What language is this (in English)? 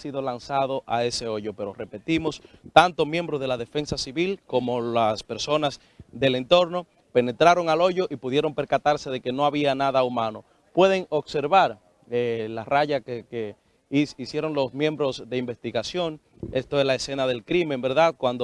Spanish